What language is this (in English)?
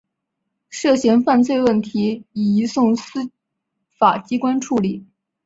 Chinese